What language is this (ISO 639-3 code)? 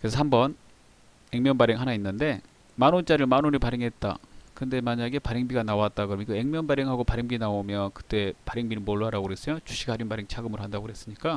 kor